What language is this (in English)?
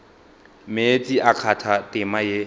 Northern Sotho